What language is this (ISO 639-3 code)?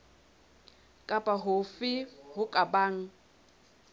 sot